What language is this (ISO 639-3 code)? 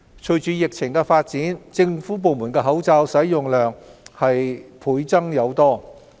yue